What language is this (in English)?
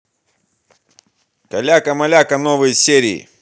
Russian